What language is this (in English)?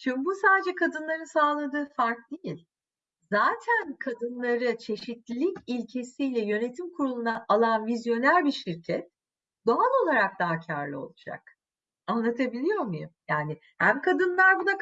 Turkish